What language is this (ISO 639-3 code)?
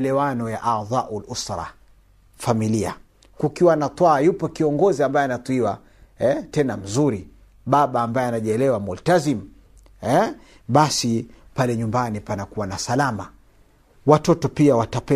swa